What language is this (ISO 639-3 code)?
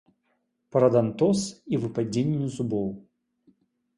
bel